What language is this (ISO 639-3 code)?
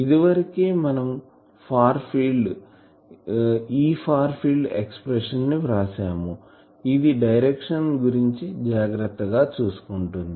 tel